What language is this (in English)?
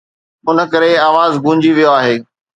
Sindhi